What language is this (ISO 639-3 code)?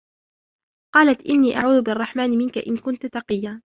ara